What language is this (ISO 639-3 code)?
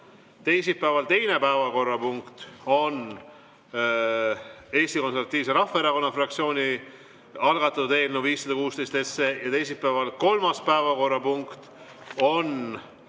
est